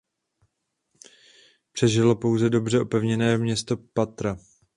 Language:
Czech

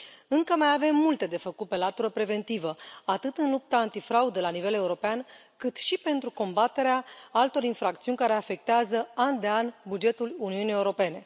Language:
Romanian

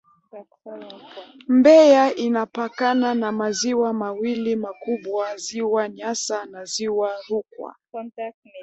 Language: Swahili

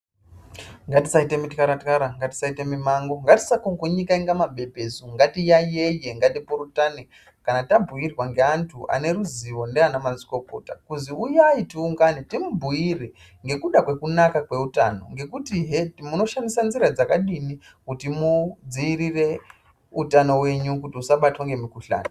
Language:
Ndau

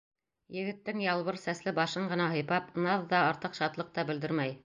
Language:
Bashkir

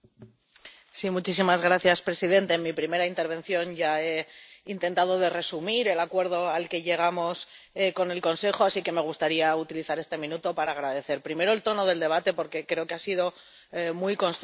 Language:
Spanish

